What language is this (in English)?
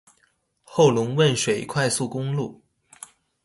Chinese